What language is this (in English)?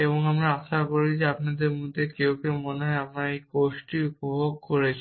Bangla